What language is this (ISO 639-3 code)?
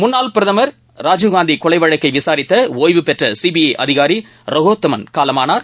tam